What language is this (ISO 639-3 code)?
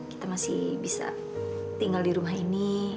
ind